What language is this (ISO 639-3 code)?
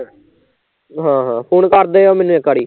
pan